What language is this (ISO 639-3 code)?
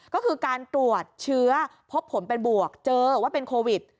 tha